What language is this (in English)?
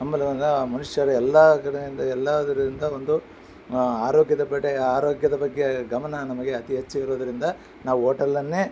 Kannada